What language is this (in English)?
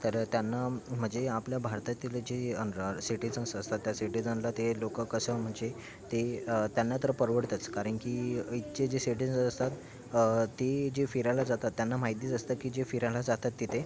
Marathi